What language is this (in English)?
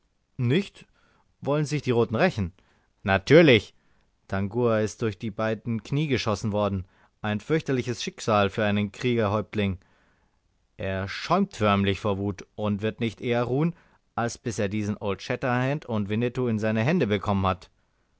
German